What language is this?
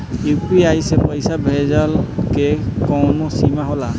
Bhojpuri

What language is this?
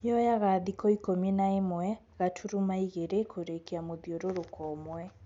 Kikuyu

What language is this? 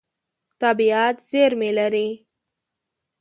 Pashto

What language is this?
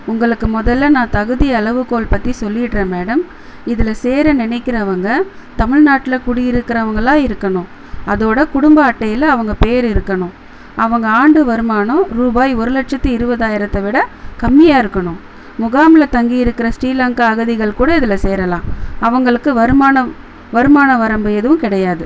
Tamil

